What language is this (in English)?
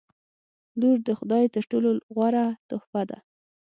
Pashto